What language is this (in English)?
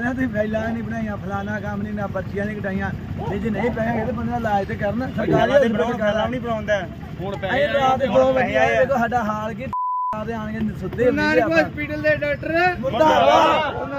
Punjabi